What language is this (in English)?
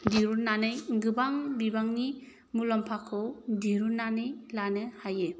Bodo